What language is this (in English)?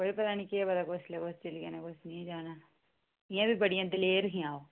Dogri